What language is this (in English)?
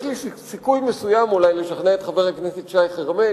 Hebrew